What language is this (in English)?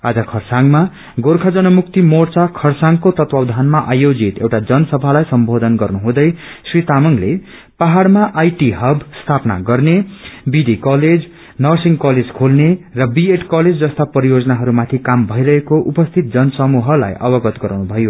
Nepali